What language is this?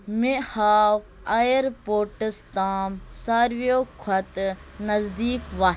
Kashmiri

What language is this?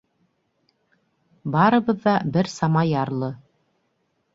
Bashkir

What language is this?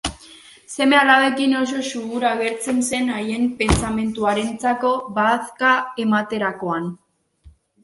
Basque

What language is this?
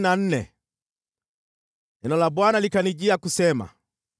Swahili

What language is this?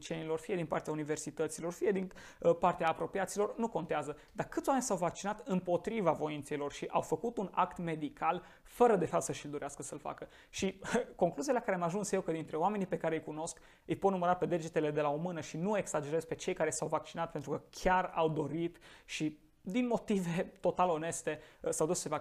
Romanian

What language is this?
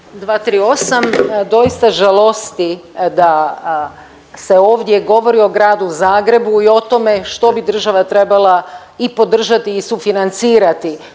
Croatian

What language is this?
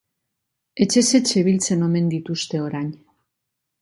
Basque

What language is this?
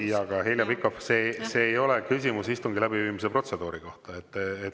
Estonian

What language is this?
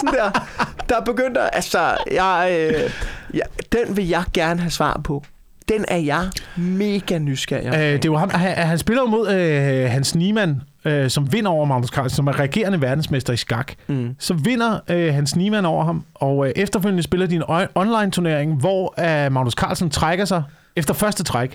Danish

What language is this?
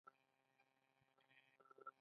Pashto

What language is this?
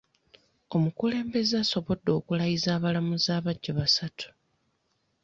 Ganda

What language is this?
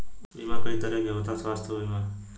Bhojpuri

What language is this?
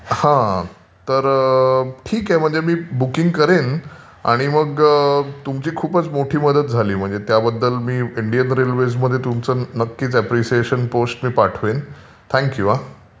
Marathi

